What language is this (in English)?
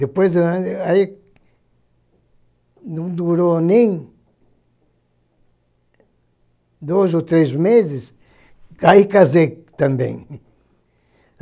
Portuguese